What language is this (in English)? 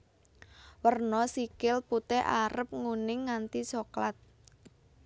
Javanese